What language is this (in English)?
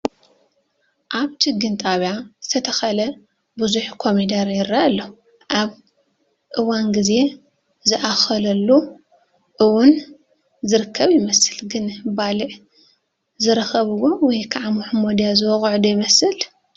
Tigrinya